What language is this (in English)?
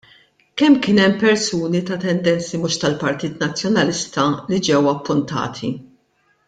Maltese